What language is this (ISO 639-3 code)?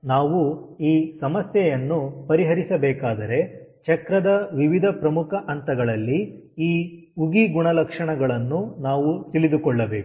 kan